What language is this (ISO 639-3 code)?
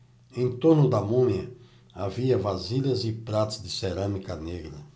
por